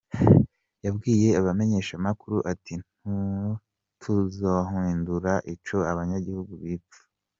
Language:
Kinyarwanda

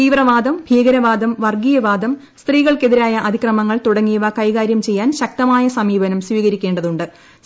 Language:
Malayalam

